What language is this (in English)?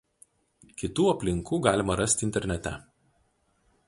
Lithuanian